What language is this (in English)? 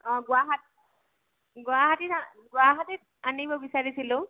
Assamese